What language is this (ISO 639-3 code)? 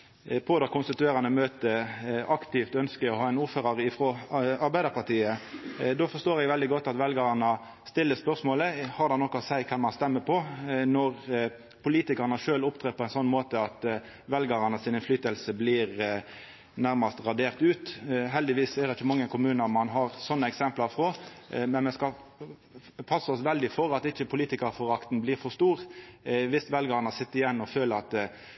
nno